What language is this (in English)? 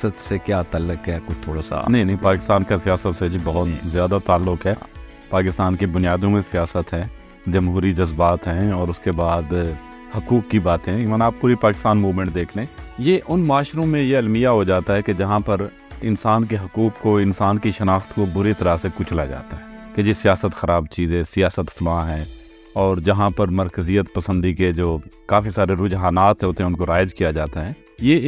Urdu